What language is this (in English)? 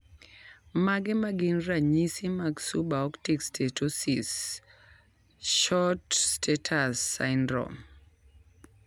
Luo (Kenya and Tanzania)